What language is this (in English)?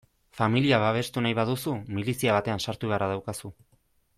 Basque